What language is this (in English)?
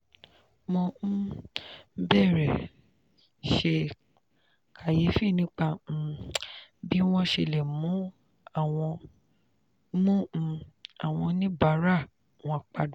Yoruba